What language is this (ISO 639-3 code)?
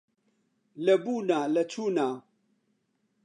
ckb